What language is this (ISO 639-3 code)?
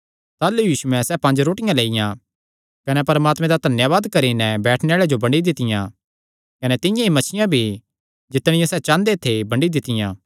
xnr